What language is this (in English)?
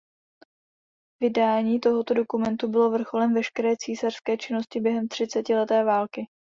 Czech